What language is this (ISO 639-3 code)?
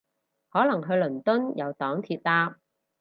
yue